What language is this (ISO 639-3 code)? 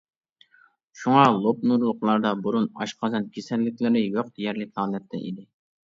uig